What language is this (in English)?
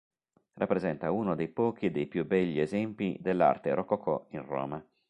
Italian